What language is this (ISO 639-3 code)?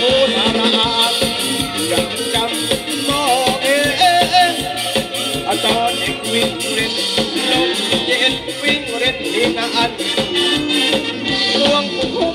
tha